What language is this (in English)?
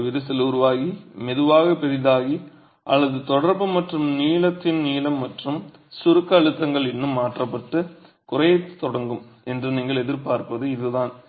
Tamil